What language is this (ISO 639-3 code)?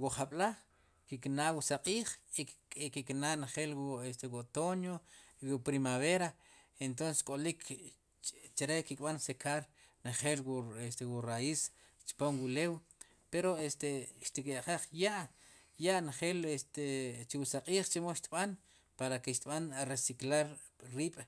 qum